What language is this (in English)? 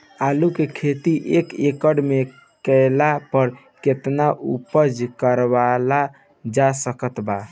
Bhojpuri